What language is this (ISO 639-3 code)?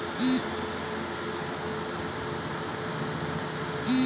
ben